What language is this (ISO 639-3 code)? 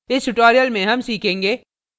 hin